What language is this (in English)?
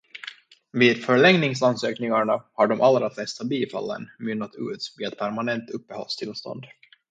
Swedish